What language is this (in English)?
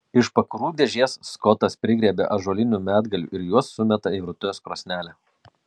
Lithuanian